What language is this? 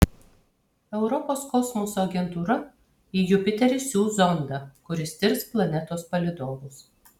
Lithuanian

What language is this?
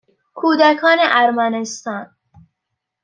Persian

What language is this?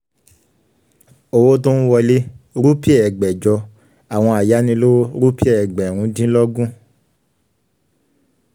Yoruba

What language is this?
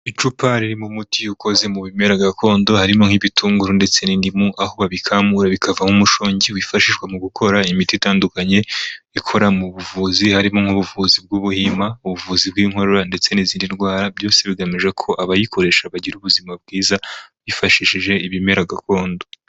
Kinyarwanda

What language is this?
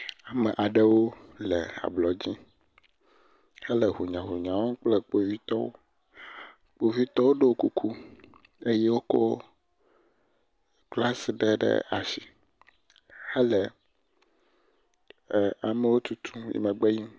Ewe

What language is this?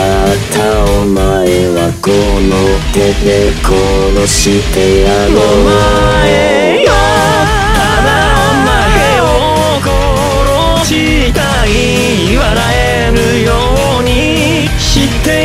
Japanese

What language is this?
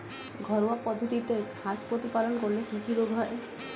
Bangla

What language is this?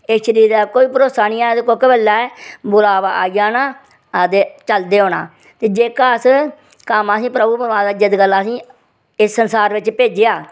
Dogri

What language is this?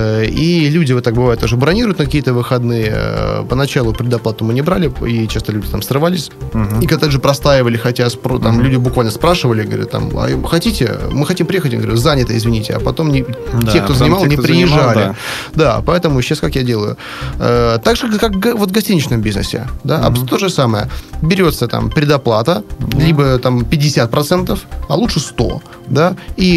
Russian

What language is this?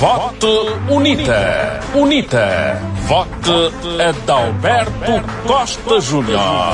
Portuguese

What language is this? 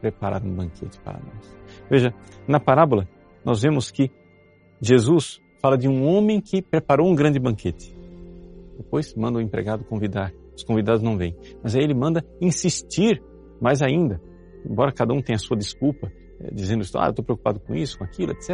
Portuguese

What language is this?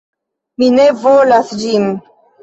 Esperanto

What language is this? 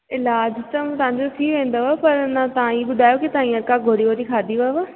Sindhi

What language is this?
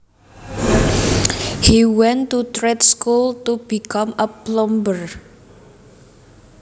Javanese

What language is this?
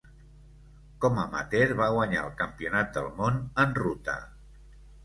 Catalan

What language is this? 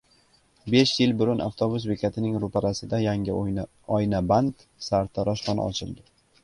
Uzbek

